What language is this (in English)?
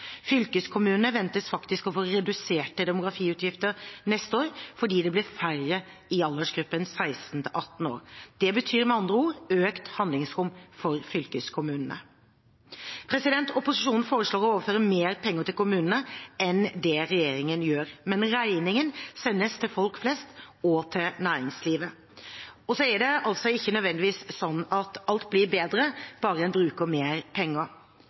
Norwegian Bokmål